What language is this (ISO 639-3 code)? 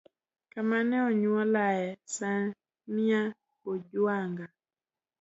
luo